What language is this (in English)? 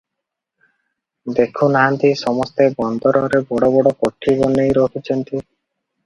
Odia